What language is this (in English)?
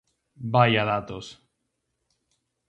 Galician